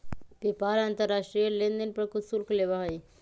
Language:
Magahi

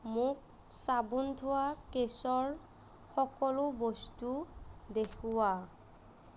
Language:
Assamese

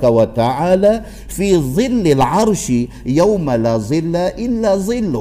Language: Malay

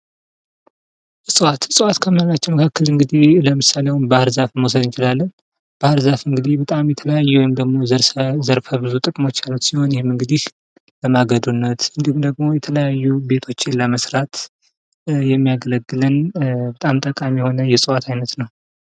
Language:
Amharic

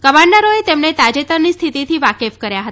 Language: Gujarati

